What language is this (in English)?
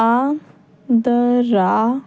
Punjabi